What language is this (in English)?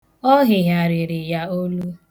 Igbo